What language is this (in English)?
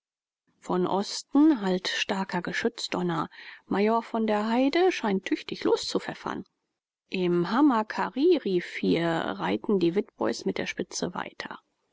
German